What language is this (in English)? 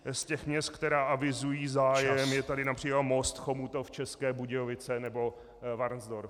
Czech